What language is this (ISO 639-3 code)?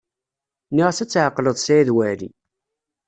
kab